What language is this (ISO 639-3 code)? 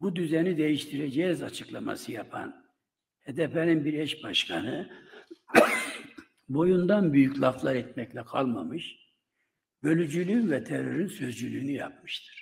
tur